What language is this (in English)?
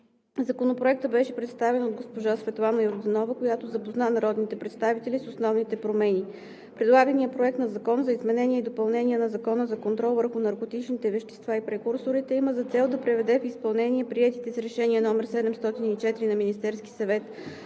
Bulgarian